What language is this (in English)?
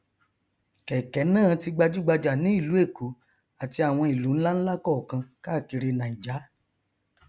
Yoruba